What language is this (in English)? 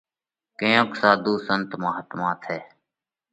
Parkari Koli